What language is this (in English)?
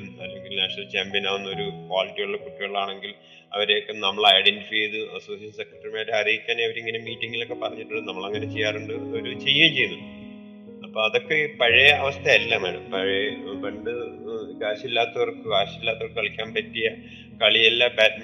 Malayalam